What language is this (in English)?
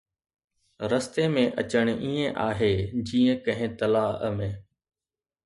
Sindhi